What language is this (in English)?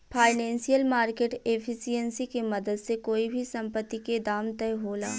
Bhojpuri